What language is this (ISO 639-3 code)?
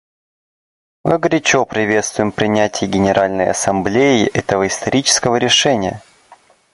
rus